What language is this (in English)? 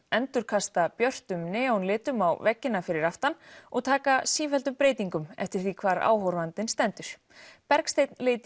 Icelandic